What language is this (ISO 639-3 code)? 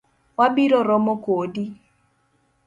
luo